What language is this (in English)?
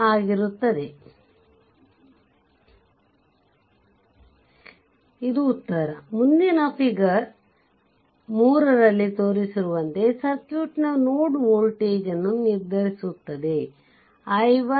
Kannada